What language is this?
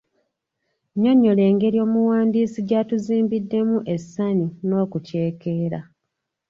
Ganda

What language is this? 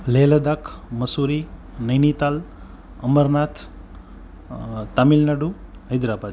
Gujarati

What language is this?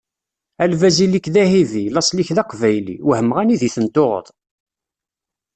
Kabyle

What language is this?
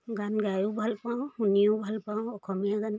Assamese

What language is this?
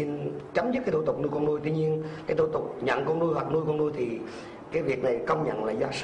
Vietnamese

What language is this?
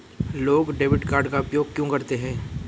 Hindi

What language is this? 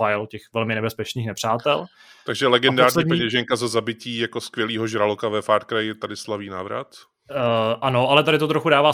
Czech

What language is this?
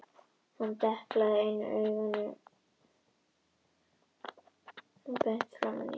Icelandic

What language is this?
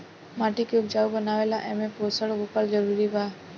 Bhojpuri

